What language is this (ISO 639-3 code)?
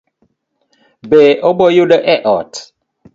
luo